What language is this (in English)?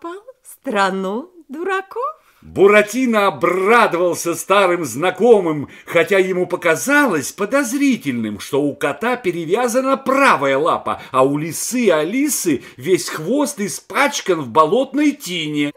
Russian